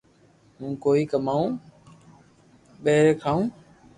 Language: Loarki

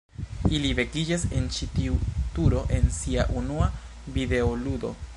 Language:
Esperanto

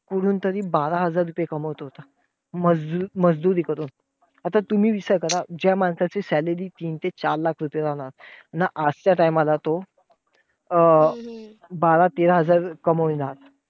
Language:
Marathi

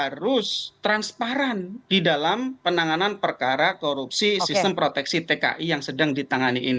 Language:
Indonesian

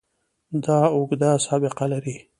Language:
Pashto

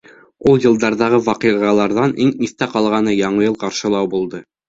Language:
Bashkir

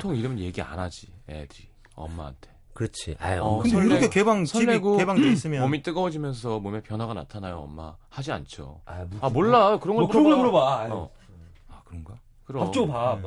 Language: Korean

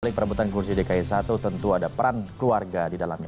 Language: Indonesian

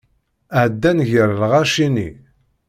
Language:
Kabyle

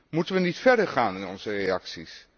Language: Dutch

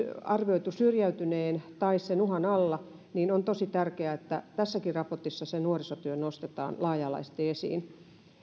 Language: Finnish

